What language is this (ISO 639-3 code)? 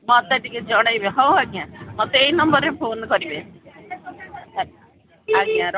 ori